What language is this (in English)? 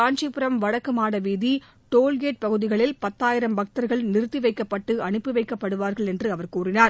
Tamil